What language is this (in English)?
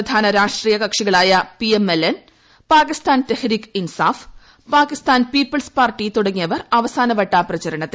Malayalam